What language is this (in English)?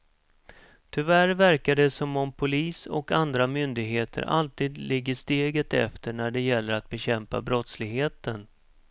Swedish